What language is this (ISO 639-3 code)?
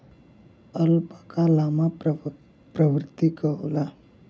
bho